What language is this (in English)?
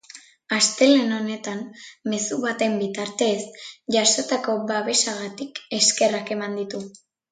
Basque